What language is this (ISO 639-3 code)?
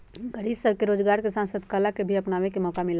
mag